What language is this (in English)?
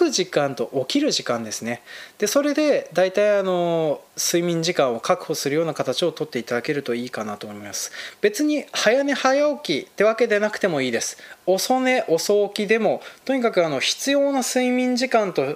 Japanese